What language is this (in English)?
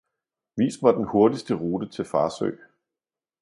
Danish